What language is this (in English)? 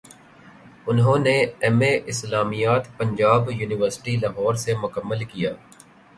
Urdu